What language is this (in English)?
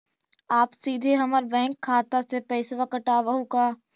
Magahi